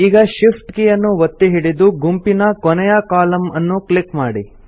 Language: Kannada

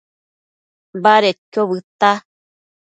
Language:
Matsés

